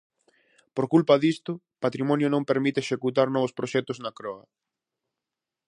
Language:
Galician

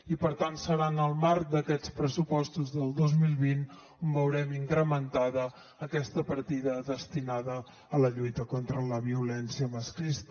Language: Catalan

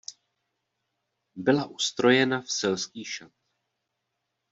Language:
Czech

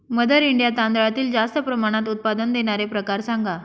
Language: Marathi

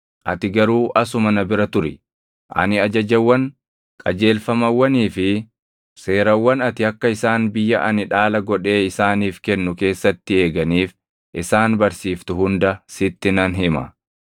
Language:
Oromo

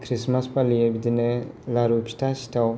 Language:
Bodo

